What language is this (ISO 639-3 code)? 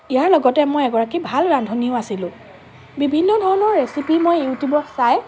asm